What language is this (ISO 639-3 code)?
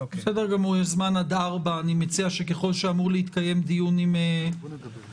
heb